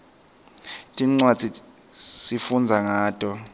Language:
Swati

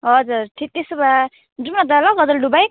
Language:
Nepali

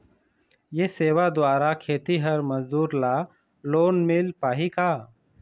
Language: Chhattisgarhi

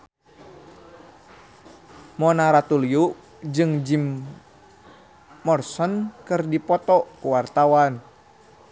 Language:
Sundanese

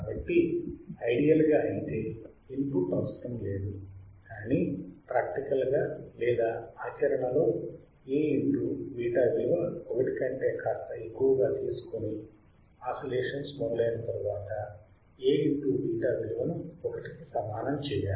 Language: Telugu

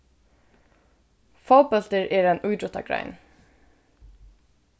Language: Faroese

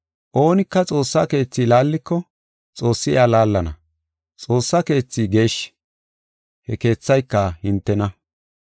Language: Gofa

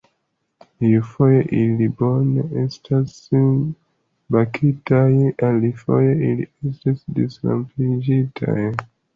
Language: Esperanto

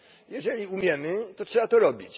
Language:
Polish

